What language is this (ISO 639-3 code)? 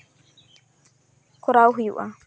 sat